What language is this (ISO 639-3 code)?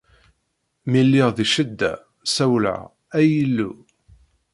kab